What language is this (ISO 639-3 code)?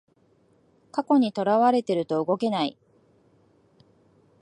jpn